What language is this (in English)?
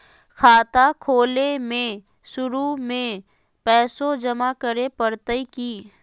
Magahi